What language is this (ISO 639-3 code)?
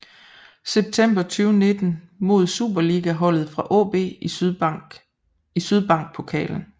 dan